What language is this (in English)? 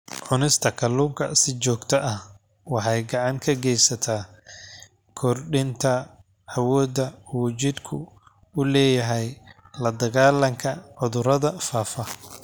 Somali